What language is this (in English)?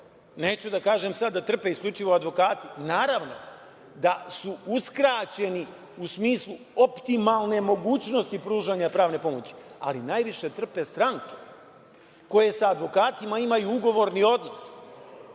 Serbian